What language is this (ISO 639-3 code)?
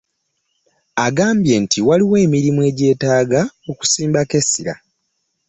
lug